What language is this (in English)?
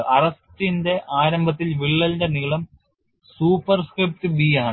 Malayalam